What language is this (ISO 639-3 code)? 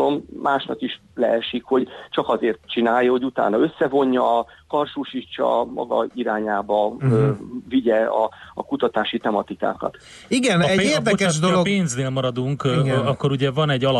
hun